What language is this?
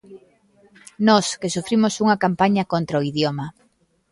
Galician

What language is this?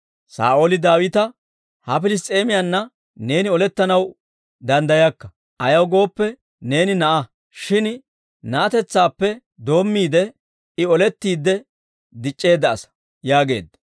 Dawro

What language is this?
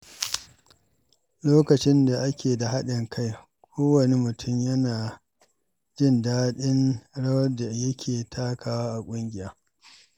Hausa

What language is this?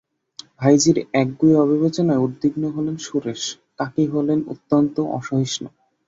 Bangla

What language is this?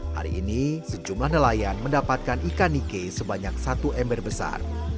Indonesian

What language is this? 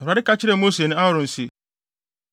Akan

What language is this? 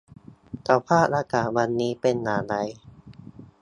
Thai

